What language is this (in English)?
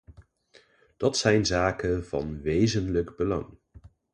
Dutch